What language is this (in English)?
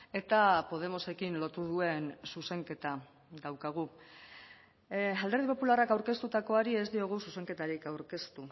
Basque